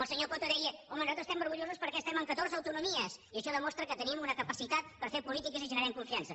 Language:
Catalan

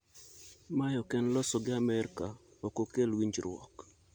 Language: Luo (Kenya and Tanzania)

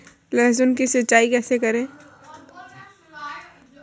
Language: Hindi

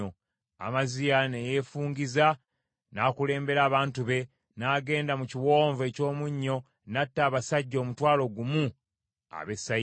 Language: Ganda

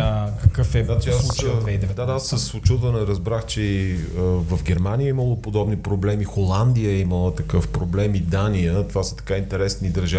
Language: Bulgarian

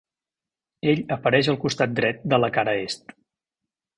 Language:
Catalan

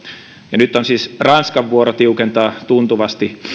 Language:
Finnish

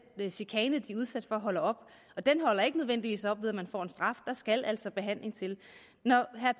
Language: Danish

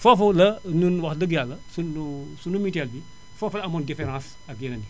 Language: Wolof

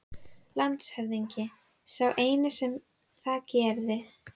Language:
Icelandic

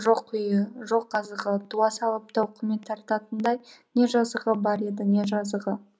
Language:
Kazakh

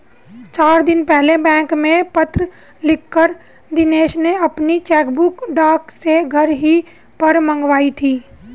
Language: Hindi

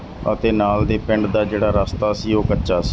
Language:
Punjabi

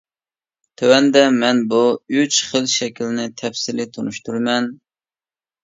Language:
Uyghur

